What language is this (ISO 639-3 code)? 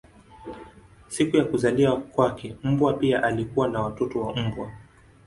swa